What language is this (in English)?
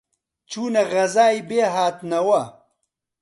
Central Kurdish